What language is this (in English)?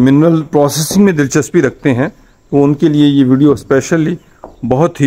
Hindi